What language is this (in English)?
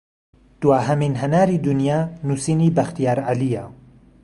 Central Kurdish